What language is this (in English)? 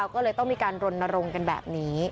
Thai